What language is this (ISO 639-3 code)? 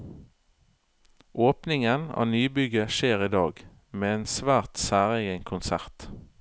nor